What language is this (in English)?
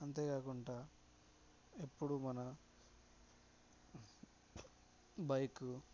Telugu